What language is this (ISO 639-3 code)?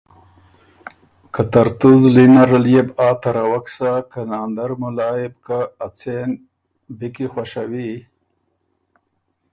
oru